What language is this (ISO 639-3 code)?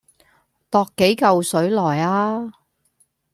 yue